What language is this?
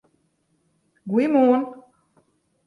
Western Frisian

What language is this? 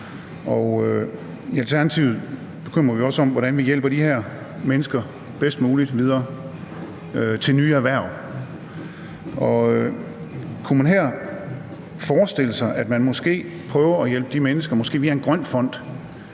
Danish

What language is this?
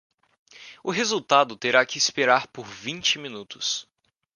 Portuguese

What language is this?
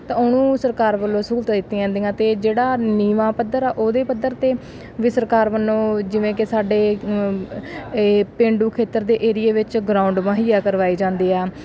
Punjabi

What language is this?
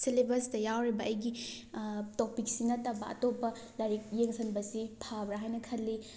Manipuri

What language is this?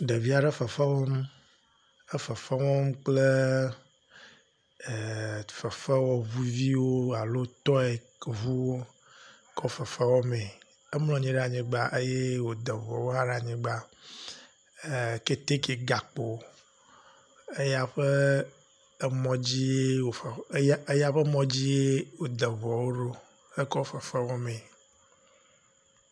Ewe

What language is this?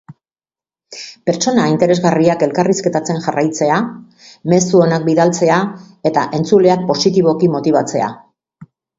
Basque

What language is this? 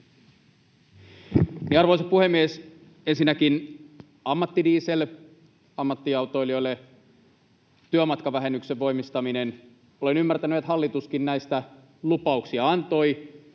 Finnish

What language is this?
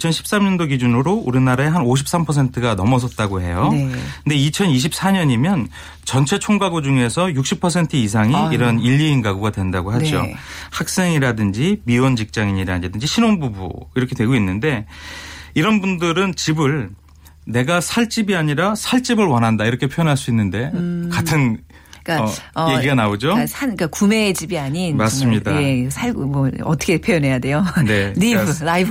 Korean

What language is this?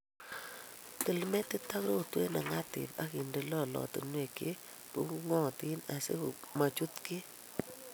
Kalenjin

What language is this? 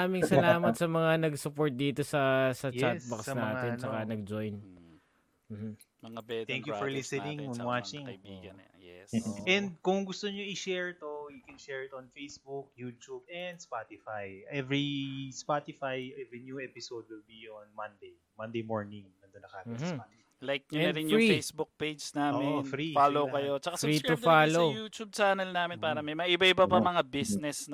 Filipino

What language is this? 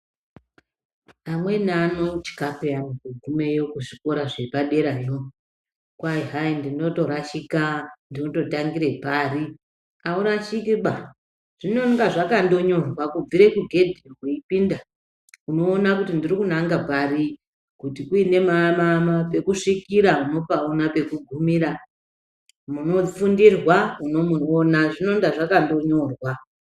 Ndau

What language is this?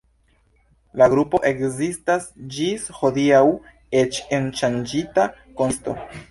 Esperanto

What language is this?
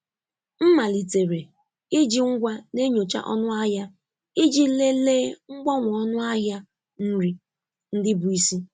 Igbo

